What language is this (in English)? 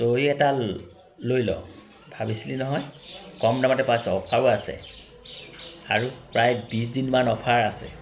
Assamese